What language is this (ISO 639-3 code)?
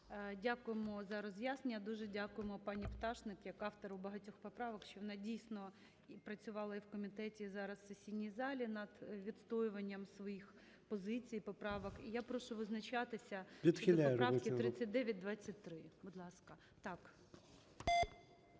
ukr